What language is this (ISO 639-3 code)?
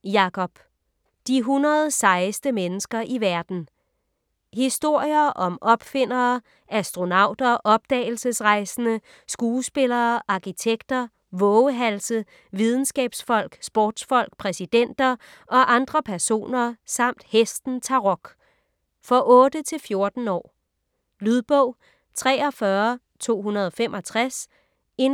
dan